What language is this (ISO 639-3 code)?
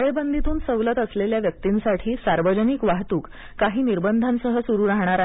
mar